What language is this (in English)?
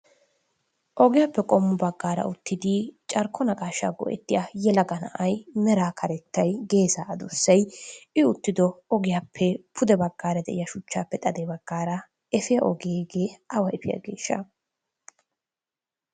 Wolaytta